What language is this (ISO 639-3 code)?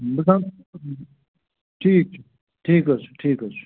kas